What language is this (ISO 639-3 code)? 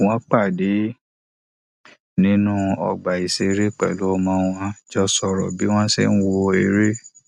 yor